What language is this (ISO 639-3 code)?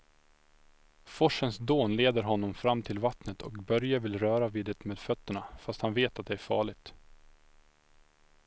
swe